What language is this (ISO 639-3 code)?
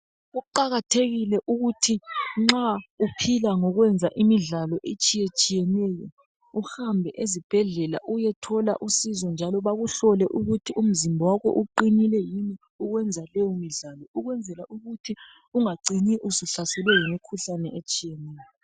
nde